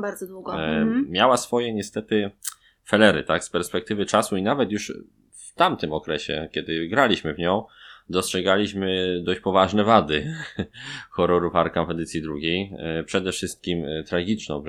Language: Polish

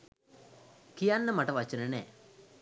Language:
Sinhala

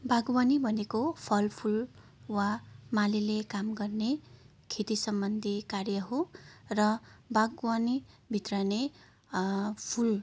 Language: Nepali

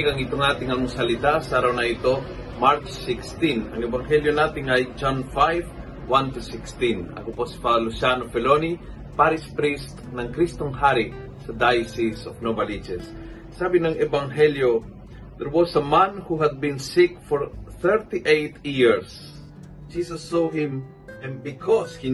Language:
Filipino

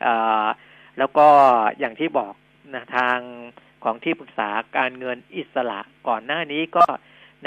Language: Thai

